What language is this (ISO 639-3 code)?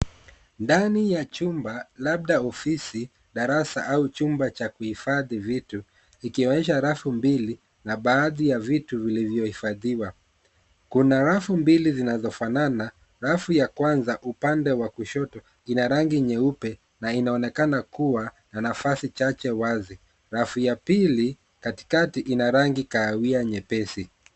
swa